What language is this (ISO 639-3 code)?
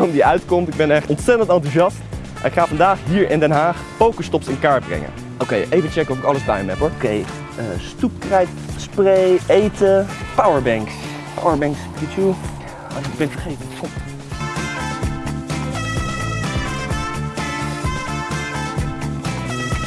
nld